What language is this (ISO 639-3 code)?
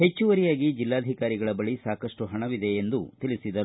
kan